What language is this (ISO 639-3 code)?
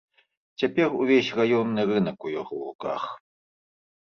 bel